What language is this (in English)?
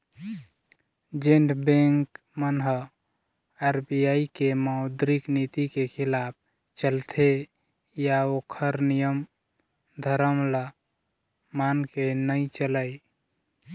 Chhattisgarhi